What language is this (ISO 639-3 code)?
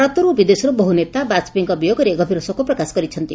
ori